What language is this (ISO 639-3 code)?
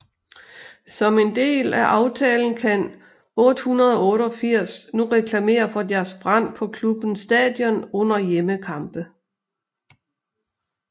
dan